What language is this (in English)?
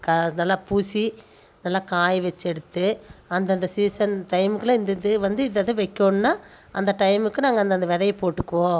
Tamil